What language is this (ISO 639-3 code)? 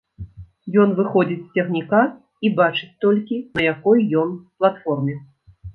bel